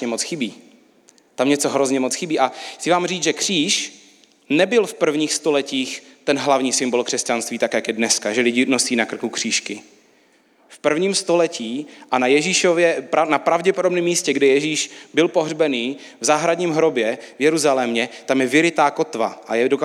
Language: Czech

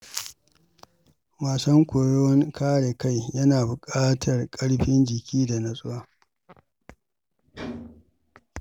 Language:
Hausa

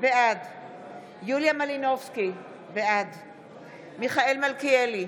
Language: Hebrew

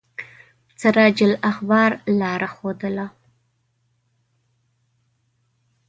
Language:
Pashto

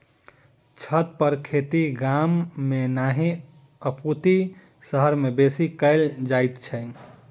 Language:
Maithili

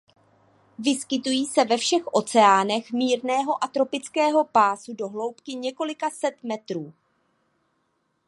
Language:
Czech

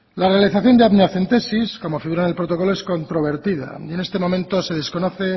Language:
Spanish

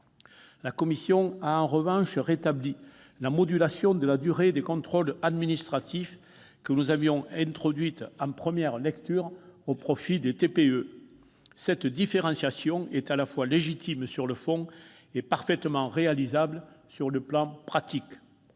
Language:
French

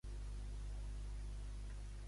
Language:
Catalan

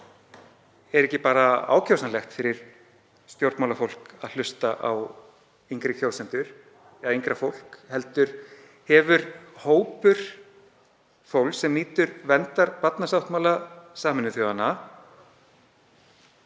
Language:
Icelandic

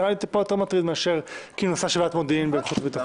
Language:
Hebrew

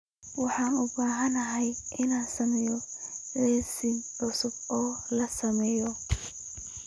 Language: Somali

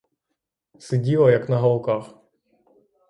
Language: Ukrainian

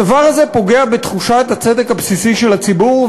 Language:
Hebrew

